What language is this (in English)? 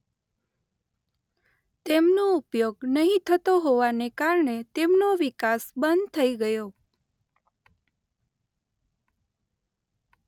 Gujarati